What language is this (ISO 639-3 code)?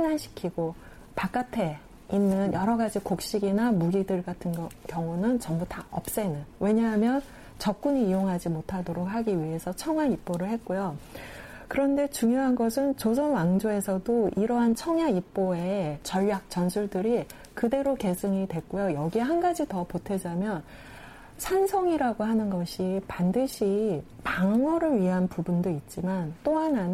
kor